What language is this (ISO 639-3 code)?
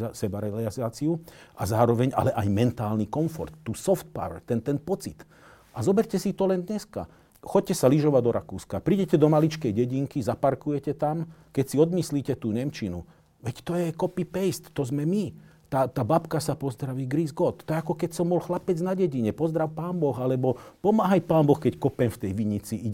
slk